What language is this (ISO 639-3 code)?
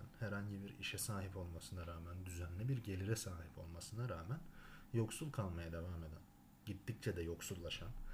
tur